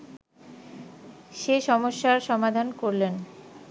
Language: Bangla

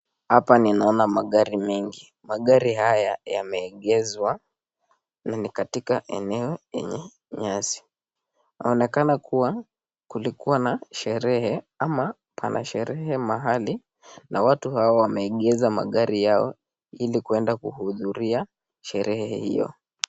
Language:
Swahili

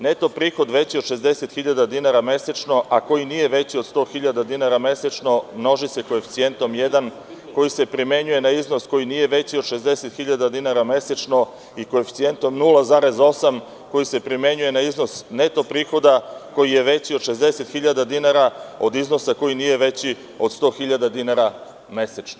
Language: Serbian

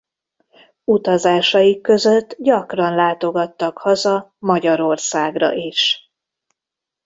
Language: Hungarian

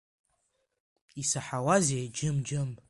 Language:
Abkhazian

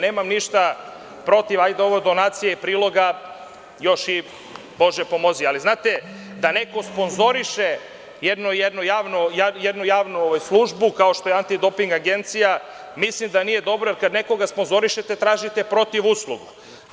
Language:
Serbian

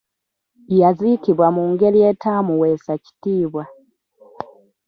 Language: Ganda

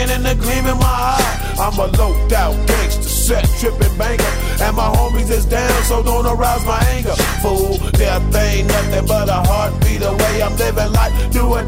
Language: Italian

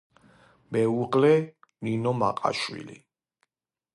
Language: Georgian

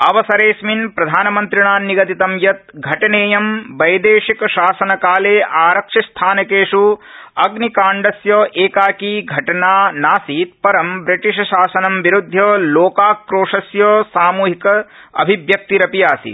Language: Sanskrit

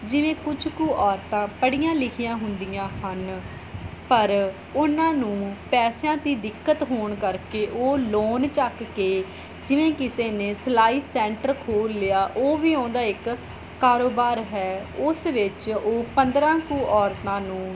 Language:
Punjabi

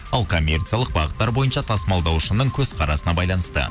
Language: Kazakh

